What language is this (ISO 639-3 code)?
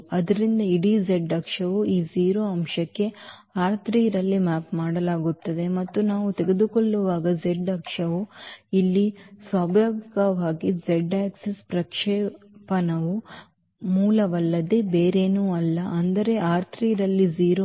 kan